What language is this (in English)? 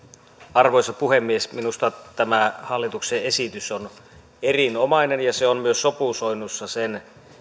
Finnish